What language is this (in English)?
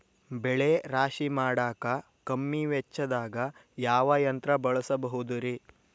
Kannada